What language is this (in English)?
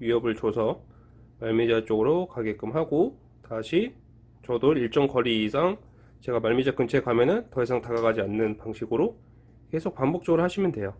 Korean